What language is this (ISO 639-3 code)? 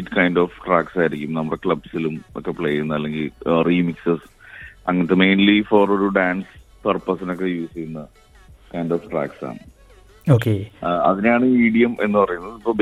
mal